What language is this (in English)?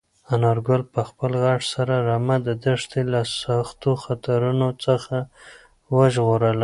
Pashto